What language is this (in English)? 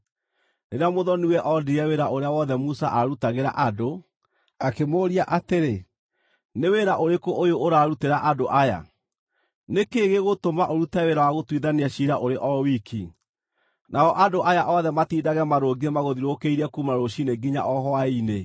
Kikuyu